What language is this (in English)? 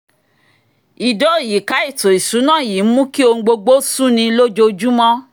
Yoruba